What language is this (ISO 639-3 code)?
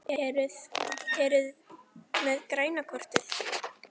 isl